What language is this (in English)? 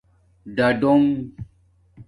Domaaki